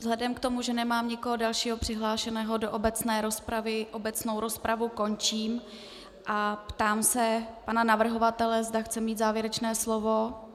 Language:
Czech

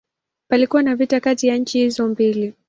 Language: Swahili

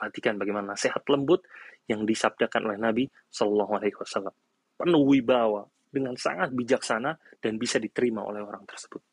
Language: Indonesian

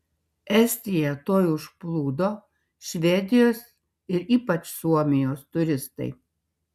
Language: Lithuanian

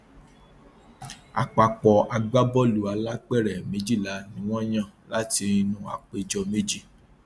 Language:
Yoruba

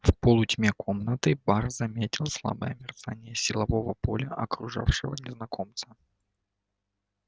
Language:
Russian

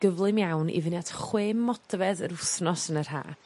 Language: Welsh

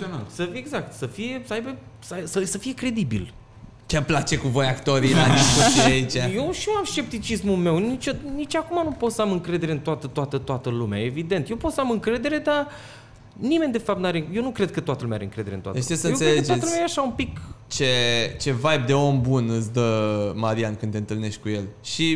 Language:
Romanian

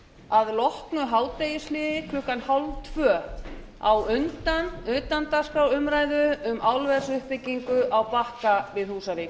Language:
Icelandic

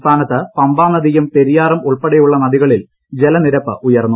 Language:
Malayalam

